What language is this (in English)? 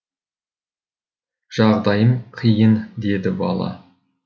Kazakh